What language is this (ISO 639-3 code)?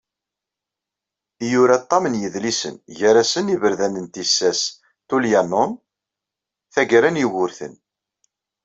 kab